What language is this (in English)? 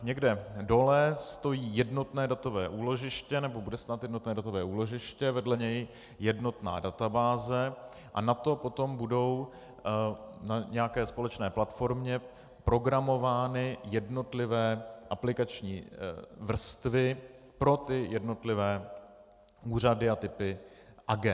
Czech